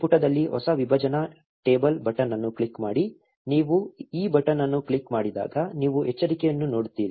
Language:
Kannada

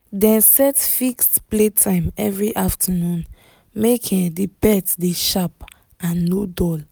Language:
Nigerian Pidgin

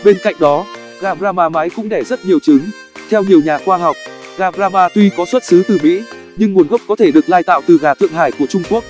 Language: Vietnamese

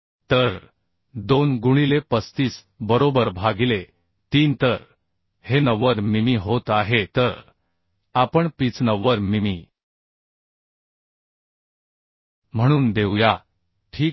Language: Marathi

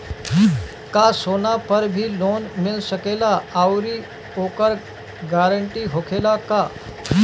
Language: Bhojpuri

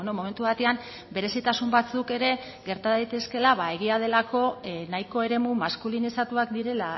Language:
Basque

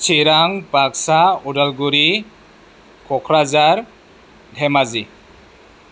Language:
Bodo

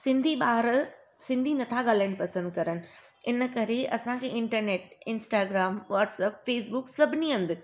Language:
Sindhi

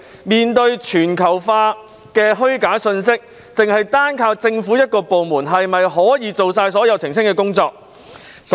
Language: Cantonese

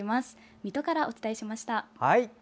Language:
Japanese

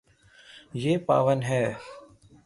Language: Urdu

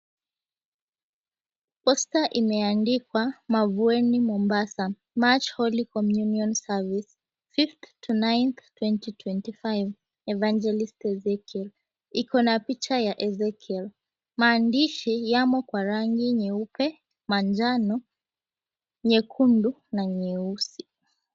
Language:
Swahili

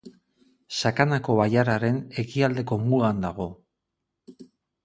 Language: Basque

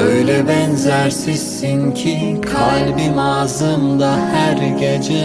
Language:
Turkish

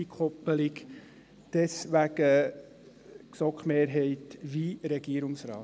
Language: Swiss German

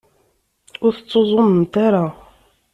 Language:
Kabyle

